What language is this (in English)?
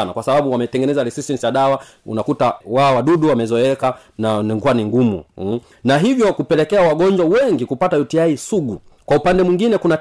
Swahili